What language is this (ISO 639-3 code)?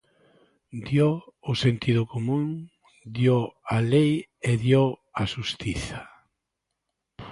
glg